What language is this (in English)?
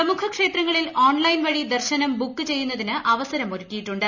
Malayalam